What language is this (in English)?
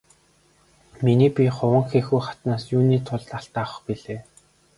Mongolian